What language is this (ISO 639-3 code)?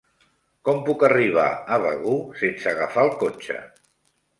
cat